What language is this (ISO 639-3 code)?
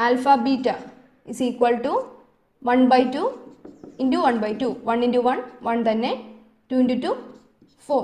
mal